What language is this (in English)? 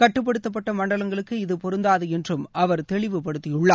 Tamil